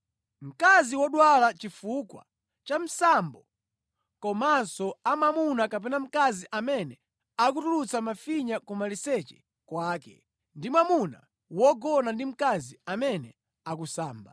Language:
Nyanja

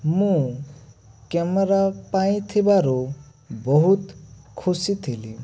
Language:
Odia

